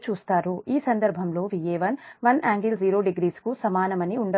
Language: Telugu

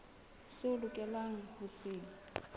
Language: Southern Sotho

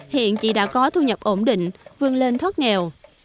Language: Vietnamese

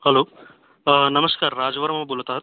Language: Marathi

